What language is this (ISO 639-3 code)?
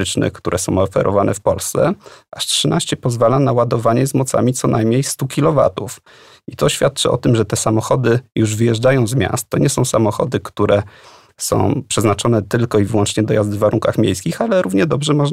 pol